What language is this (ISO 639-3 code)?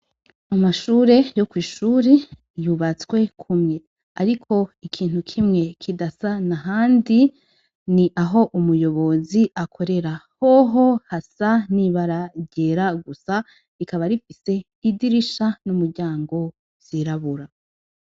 run